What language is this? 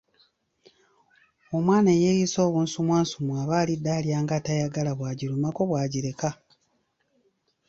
Ganda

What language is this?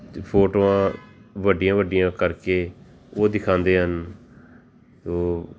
Punjabi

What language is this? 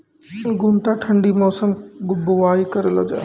Maithili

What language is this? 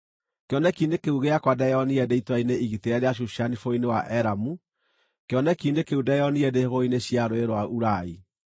Kikuyu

